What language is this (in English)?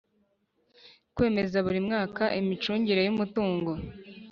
Kinyarwanda